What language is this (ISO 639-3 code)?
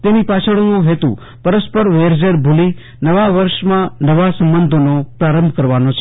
guj